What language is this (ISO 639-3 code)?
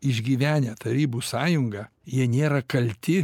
lit